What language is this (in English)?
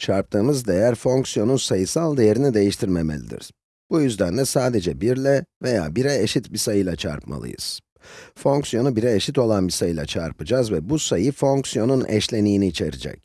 Turkish